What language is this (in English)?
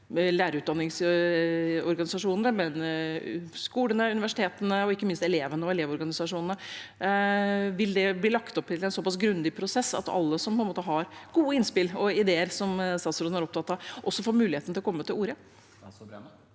Norwegian